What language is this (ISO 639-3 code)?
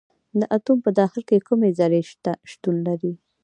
pus